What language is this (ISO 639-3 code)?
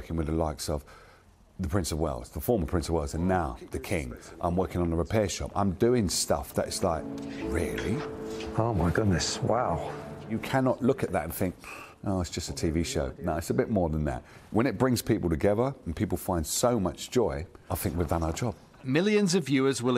eng